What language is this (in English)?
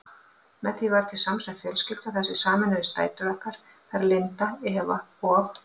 Icelandic